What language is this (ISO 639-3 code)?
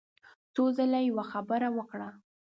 pus